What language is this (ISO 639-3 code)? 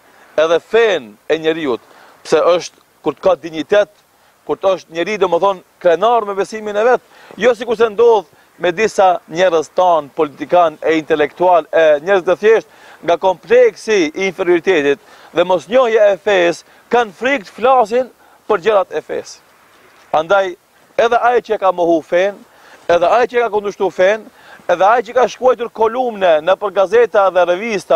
ron